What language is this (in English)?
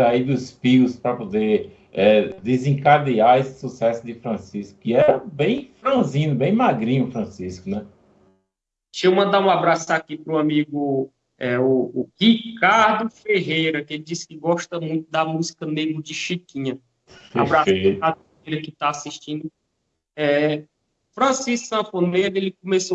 Portuguese